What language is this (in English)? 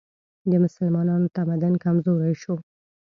Pashto